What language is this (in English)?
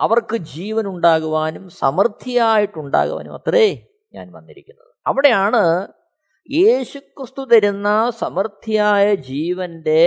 Malayalam